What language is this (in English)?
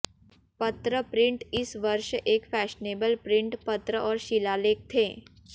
Hindi